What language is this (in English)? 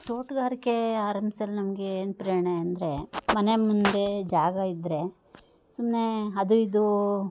Kannada